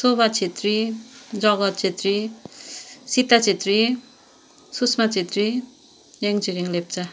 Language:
Nepali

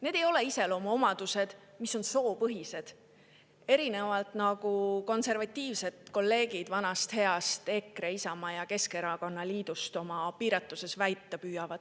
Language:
Estonian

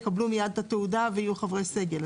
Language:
Hebrew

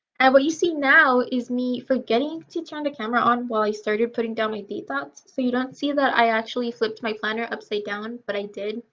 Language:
English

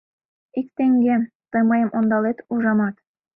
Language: Mari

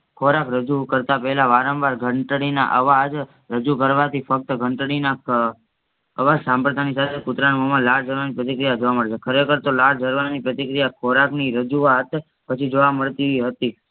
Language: Gujarati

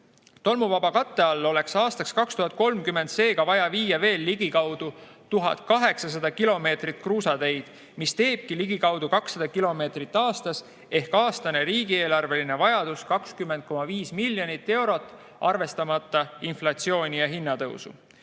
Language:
Estonian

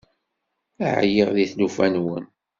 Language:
Kabyle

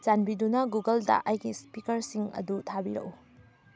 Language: Manipuri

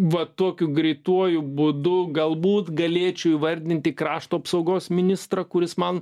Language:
Lithuanian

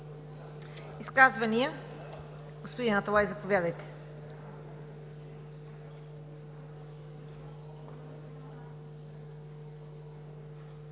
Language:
Bulgarian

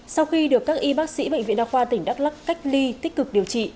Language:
Vietnamese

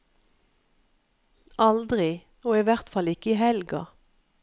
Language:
Norwegian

